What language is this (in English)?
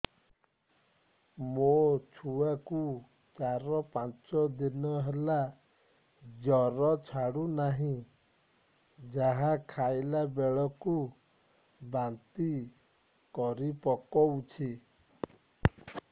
Odia